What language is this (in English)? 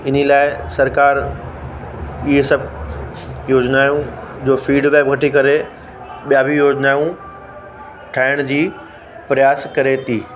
Sindhi